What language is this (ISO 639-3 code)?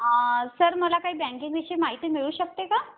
mar